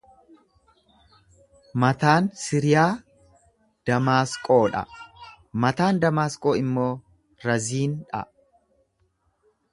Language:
Oromo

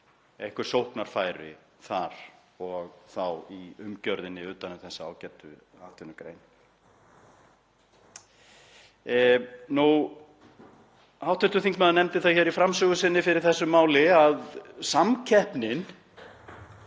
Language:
Icelandic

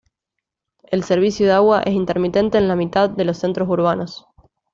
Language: Spanish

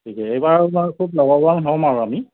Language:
Assamese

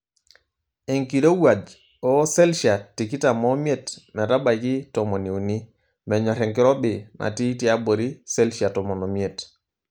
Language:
Masai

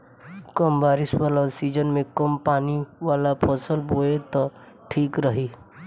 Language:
Bhojpuri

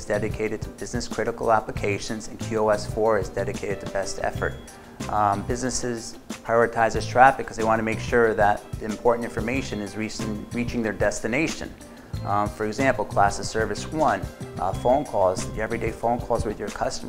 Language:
English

